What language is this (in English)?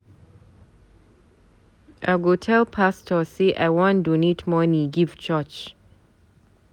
Nigerian Pidgin